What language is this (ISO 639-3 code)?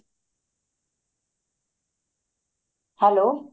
pan